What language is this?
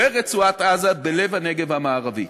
Hebrew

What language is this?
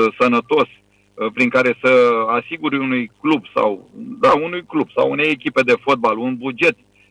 Romanian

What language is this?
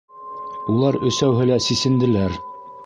Bashkir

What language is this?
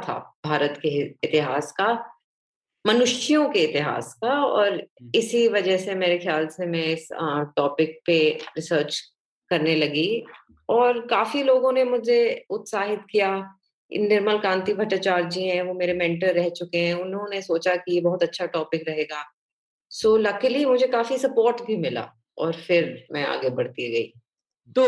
Hindi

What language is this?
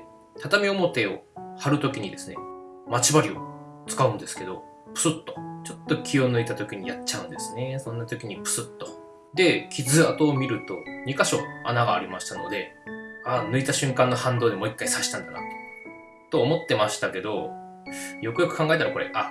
Japanese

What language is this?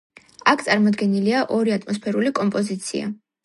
Georgian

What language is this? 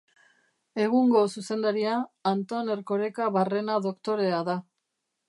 Basque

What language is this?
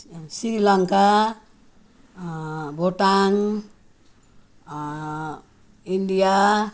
Nepali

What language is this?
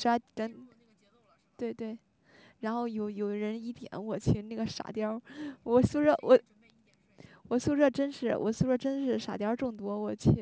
Chinese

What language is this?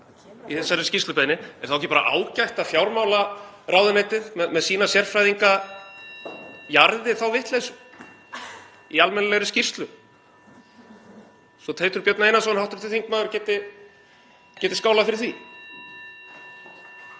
Icelandic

